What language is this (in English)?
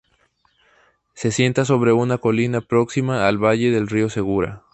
Spanish